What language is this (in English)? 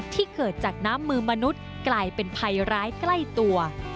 Thai